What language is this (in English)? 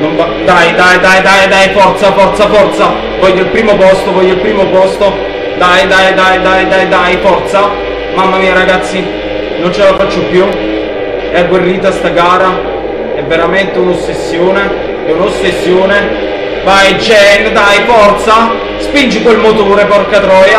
Italian